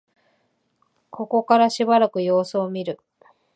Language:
Japanese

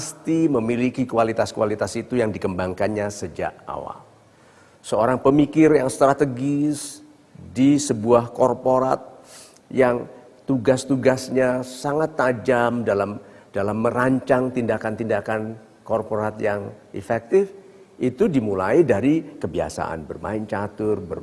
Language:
Indonesian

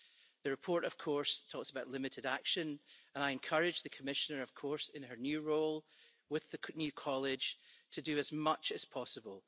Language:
English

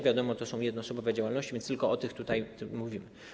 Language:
Polish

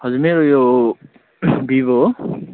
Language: Nepali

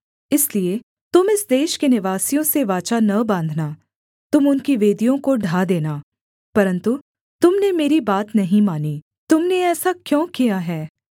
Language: Hindi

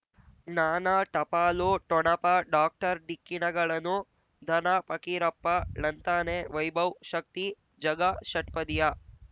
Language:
Kannada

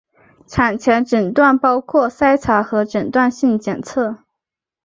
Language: Chinese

